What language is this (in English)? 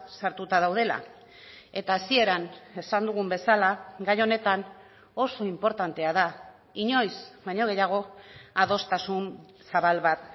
Basque